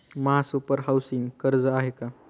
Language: Marathi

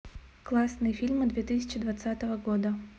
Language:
Russian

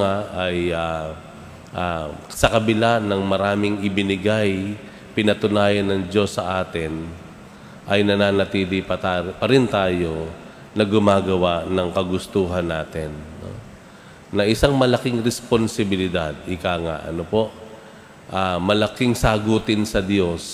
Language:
Filipino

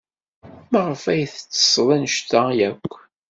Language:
Kabyle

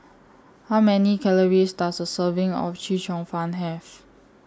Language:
English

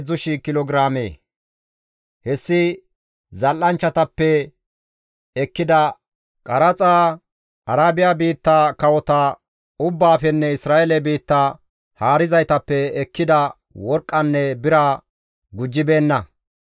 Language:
Gamo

